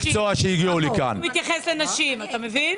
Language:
Hebrew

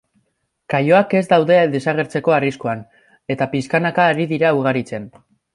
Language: Basque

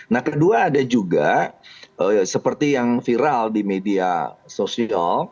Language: Indonesian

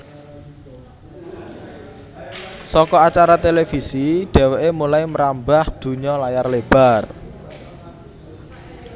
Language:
Javanese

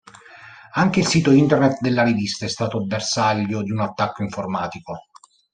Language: Italian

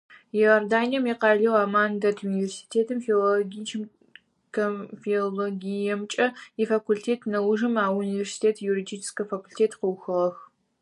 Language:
Adyghe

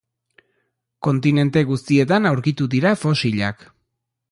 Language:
Basque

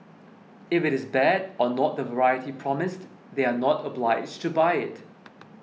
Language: English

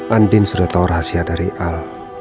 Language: Indonesian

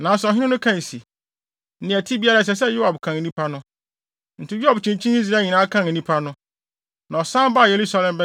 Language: Akan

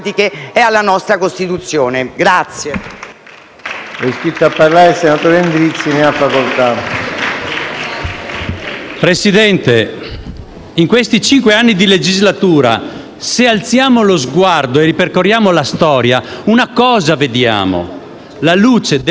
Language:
Italian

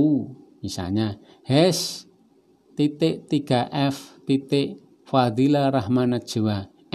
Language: Indonesian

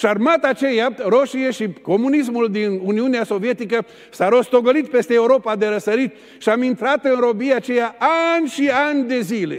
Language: Romanian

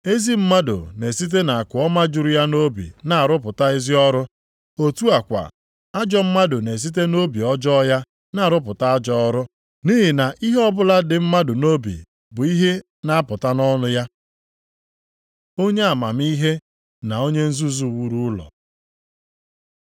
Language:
Igbo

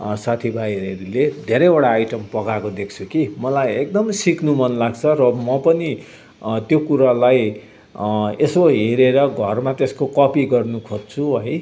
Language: Nepali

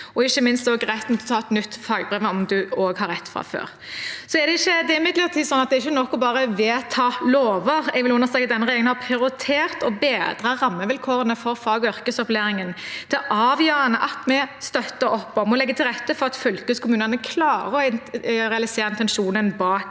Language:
Norwegian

